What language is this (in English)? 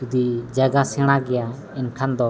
Santali